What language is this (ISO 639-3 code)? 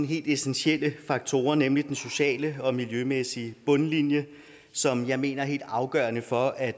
dan